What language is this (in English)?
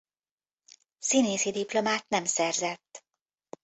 Hungarian